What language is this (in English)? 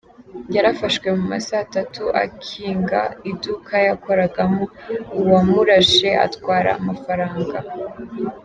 Kinyarwanda